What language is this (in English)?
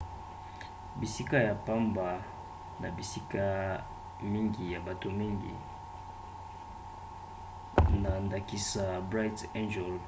Lingala